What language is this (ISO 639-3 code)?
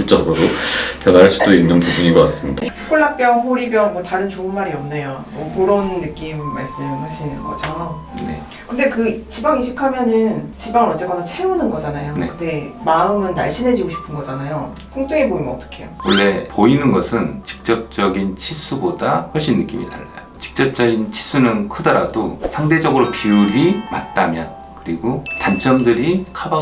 kor